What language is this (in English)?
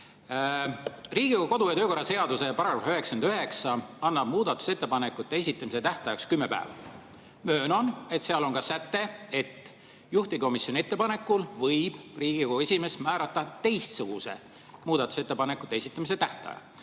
Estonian